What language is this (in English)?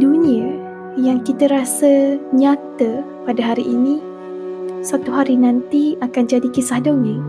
Malay